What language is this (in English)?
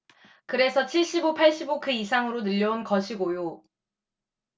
Korean